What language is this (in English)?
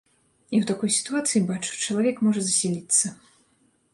Belarusian